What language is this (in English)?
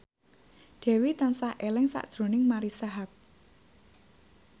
Javanese